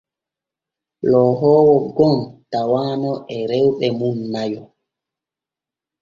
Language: Borgu Fulfulde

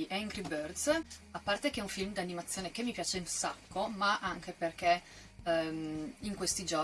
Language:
Italian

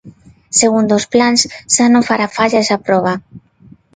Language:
Galician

